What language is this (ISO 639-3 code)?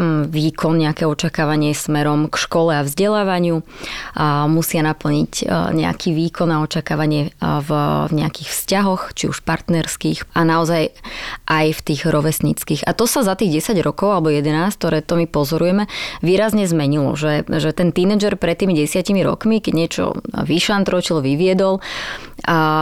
slk